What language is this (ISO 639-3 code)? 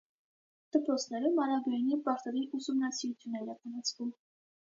hye